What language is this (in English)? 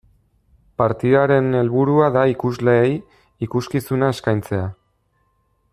Basque